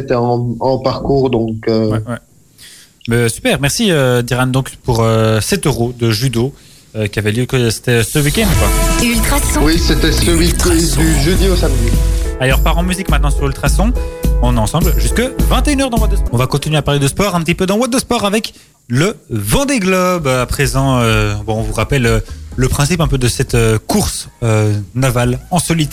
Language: French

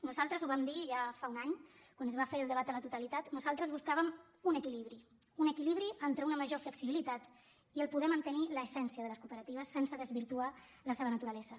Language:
Catalan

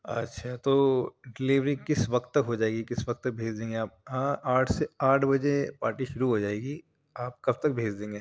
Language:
Urdu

